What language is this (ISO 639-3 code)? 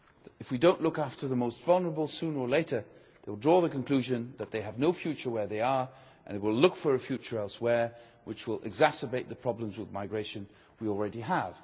eng